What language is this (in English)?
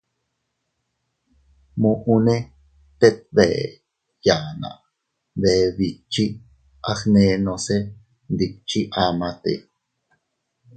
Teutila Cuicatec